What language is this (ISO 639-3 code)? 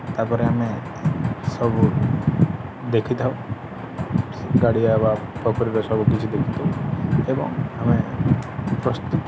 ori